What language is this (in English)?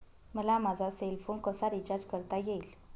Marathi